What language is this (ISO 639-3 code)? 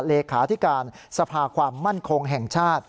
tha